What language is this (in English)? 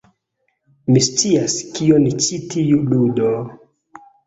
Esperanto